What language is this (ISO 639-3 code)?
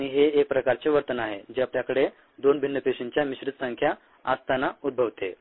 mar